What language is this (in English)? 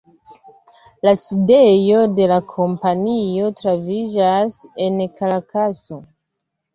Esperanto